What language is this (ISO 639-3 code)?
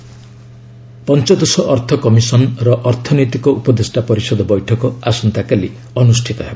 ori